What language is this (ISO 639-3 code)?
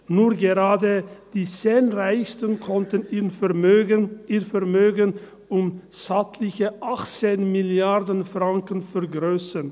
gsw